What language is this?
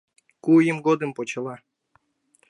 Mari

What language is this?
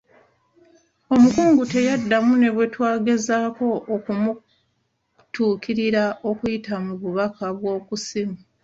Ganda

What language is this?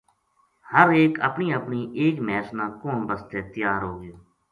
Gujari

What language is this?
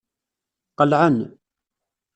Kabyle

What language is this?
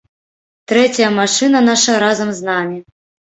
Belarusian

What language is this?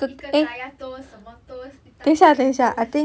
English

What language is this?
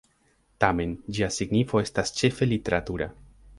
Esperanto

